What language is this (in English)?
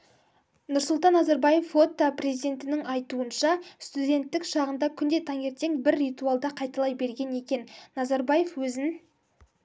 Kazakh